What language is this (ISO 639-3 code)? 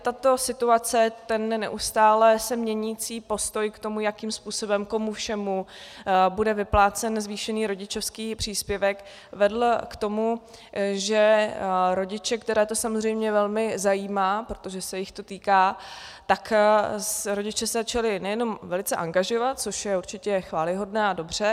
ces